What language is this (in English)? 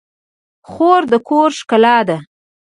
Pashto